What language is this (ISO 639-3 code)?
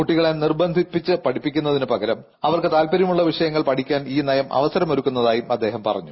mal